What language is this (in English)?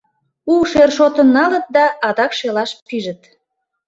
Mari